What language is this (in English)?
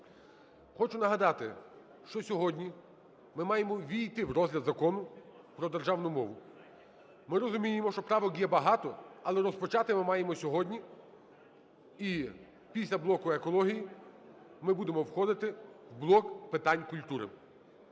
Ukrainian